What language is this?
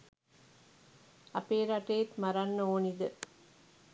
Sinhala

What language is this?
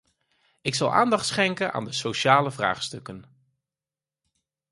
Dutch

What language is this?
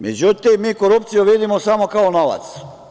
Serbian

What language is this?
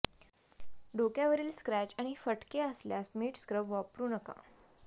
Marathi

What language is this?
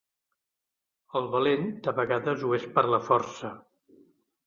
Catalan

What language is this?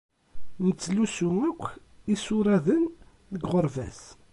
Kabyle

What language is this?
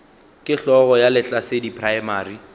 Northern Sotho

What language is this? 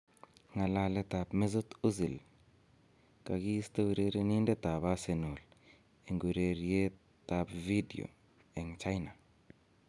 Kalenjin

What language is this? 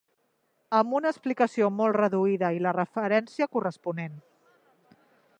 Catalan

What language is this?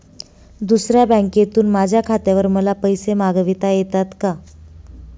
Marathi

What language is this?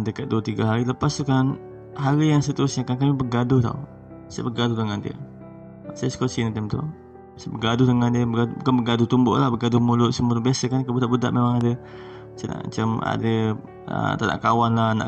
Malay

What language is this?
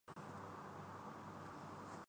Urdu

